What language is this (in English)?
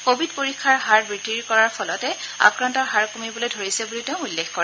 Assamese